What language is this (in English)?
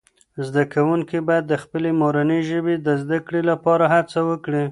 Pashto